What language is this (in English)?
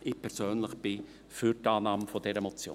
Swiss German